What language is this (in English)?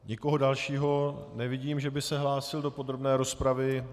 Czech